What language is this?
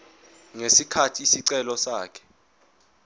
Zulu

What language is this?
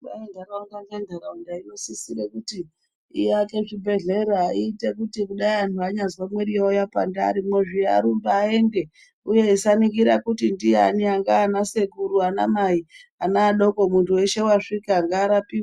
Ndau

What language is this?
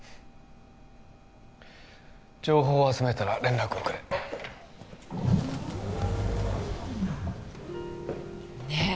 Japanese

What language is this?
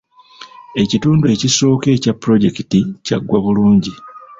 Ganda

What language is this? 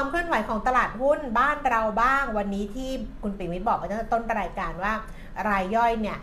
Thai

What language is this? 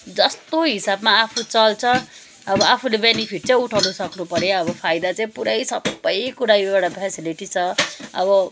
Nepali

